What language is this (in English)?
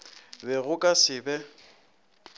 Northern Sotho